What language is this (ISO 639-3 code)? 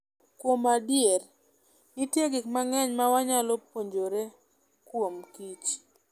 luo